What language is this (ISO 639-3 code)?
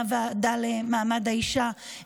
heb